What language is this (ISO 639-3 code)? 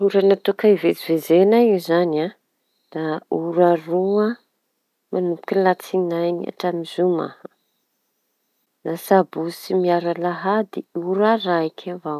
txy